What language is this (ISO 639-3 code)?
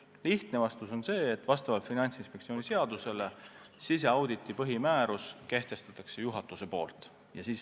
est